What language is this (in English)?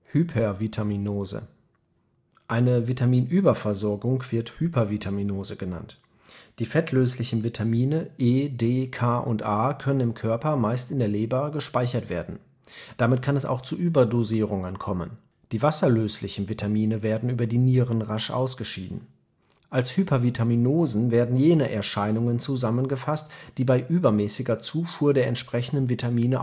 German